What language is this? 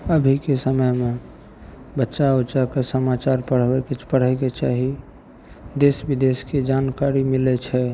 Maithili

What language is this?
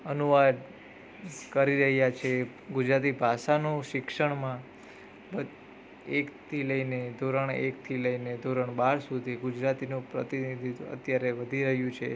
Gujarati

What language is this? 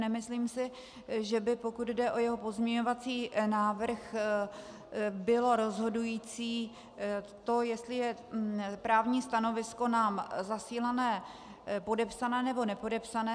Czech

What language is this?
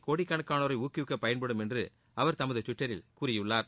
Tamil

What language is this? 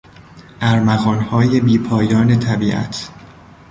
Persian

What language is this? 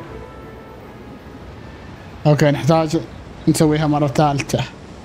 Arabic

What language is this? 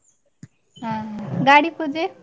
Kannada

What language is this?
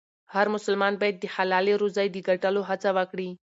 Pashto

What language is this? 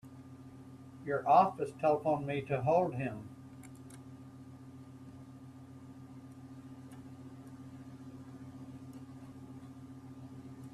English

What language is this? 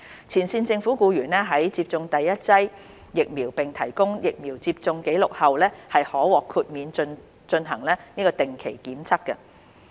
Cantonese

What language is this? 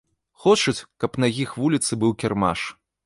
Belarusian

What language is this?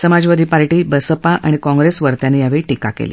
Marathi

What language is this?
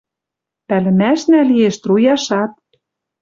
Western Mari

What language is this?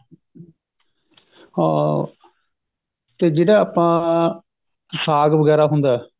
Punjabi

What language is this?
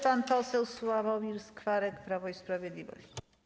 Polish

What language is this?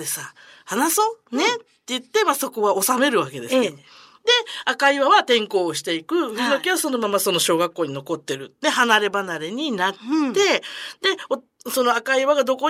Japanese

